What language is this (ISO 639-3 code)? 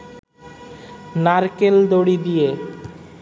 ben